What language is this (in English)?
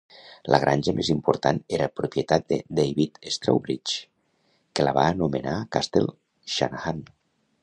Catalan